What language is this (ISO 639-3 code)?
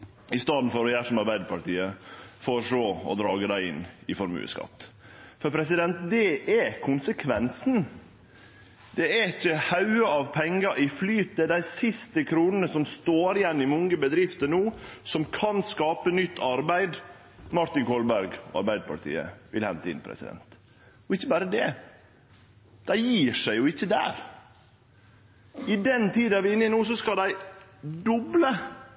nno